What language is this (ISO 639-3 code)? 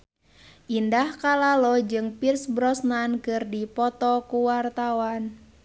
sun